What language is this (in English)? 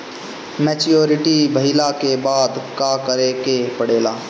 Bhojpuri